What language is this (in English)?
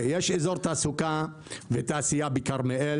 Hebrew